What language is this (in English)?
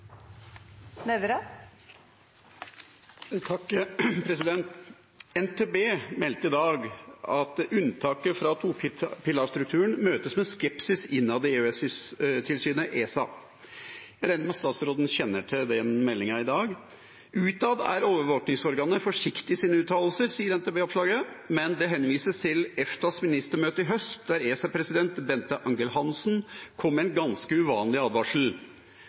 Norwegian